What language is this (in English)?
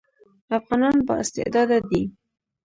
Pashto